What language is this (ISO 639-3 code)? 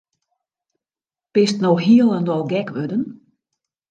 fry